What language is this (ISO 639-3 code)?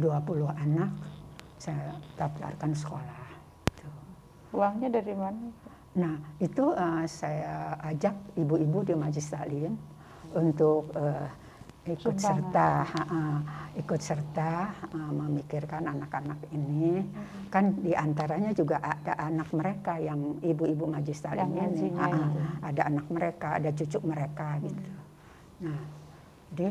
ind